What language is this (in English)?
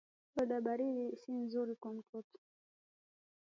Swahili